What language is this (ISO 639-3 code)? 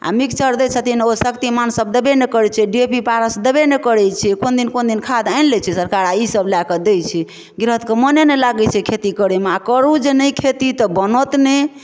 mai